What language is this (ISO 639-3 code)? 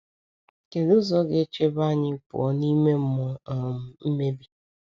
ibo